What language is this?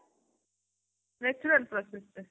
Odia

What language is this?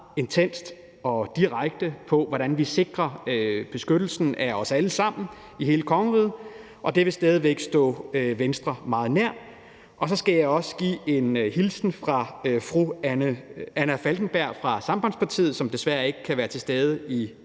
Danish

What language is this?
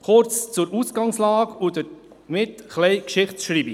Swiss German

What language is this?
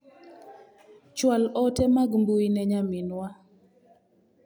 Luo (Kenya and Tanzania)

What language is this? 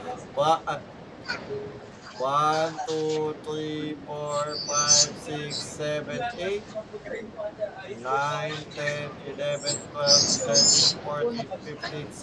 Filipino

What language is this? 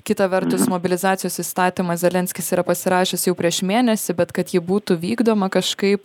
Lithuanian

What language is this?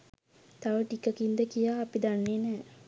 Sinhala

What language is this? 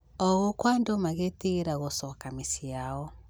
Kikuyu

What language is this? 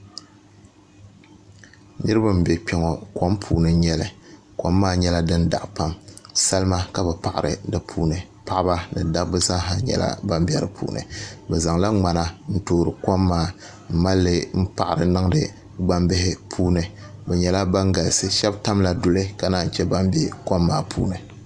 Dagbani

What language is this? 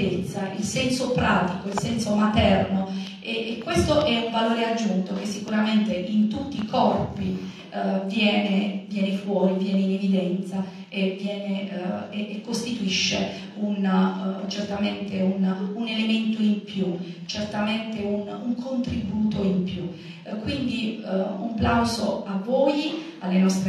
Italian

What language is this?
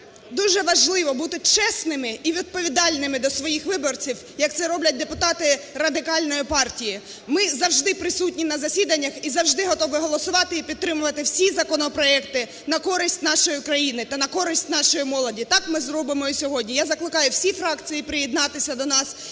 Ukrainian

